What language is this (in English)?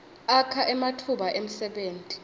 Swati